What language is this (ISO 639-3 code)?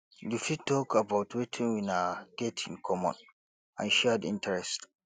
pcm